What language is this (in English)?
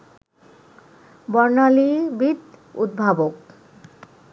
Bangla